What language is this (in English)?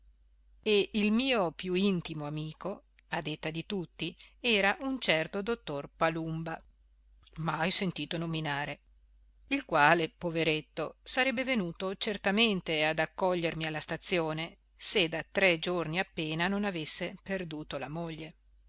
Italian